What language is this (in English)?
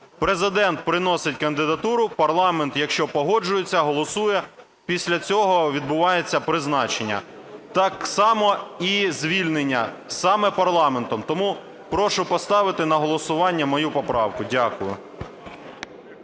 Ukrainian